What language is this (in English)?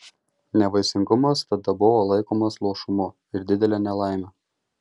Lithuanian